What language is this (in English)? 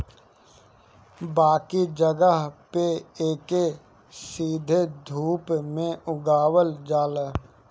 Bhojpuri